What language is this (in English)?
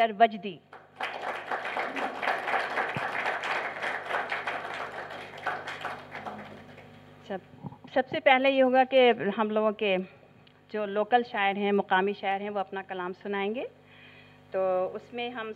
Urdu